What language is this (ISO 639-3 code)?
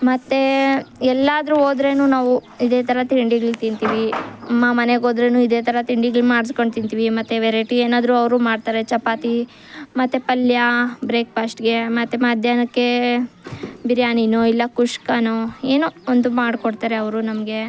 kan